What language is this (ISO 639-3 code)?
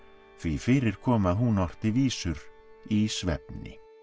isl